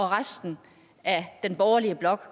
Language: Danish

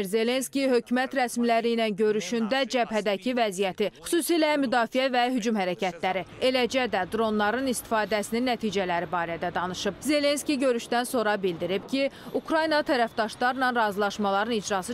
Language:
Turkish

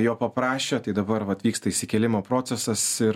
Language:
Lithuanian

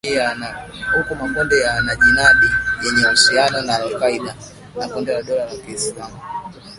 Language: Swahili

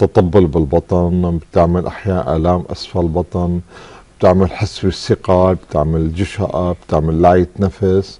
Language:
Arabic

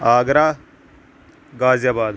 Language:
Urdu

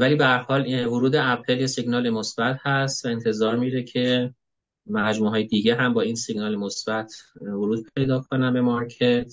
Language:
Persian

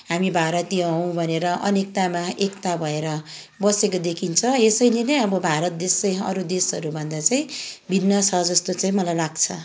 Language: Nepali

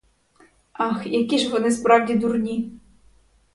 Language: Ukrainian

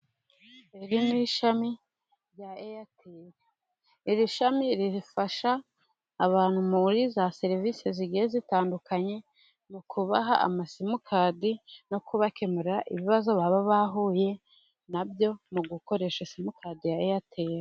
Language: Kinyarwanda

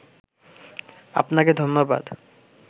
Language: Bangla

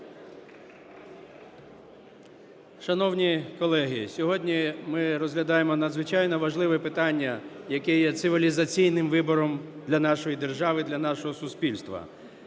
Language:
Ukrainian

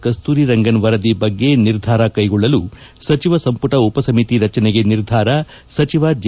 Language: Kannada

